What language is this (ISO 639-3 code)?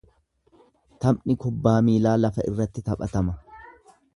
orm